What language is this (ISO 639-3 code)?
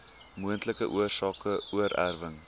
afr